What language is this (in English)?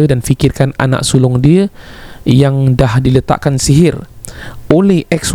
Malay